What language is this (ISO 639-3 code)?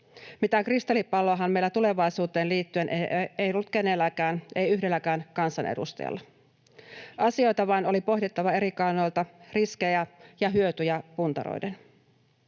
fin